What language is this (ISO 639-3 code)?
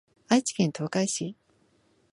jpn